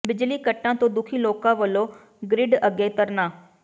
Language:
Punjabi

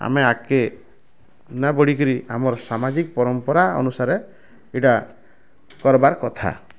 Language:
Odia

